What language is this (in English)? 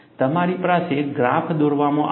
Gujarati